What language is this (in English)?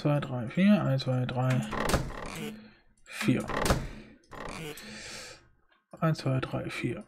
German